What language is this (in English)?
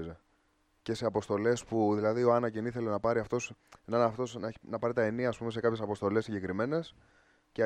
Greek